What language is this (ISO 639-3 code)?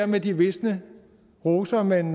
dan